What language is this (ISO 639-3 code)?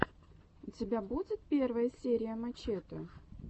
rus